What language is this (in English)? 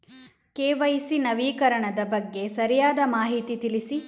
Kannada